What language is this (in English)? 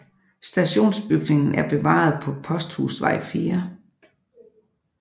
Danish